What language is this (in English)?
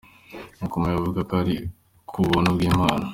Kinyarwanda